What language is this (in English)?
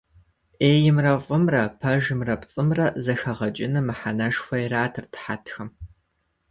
Kabardian